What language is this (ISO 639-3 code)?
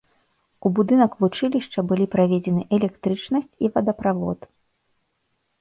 bel